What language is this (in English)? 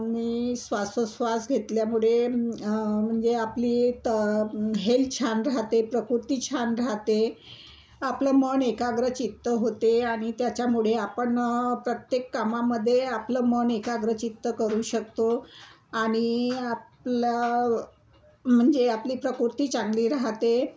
Marathi